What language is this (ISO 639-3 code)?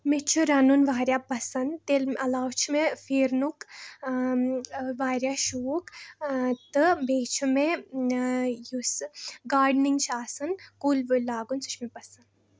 kas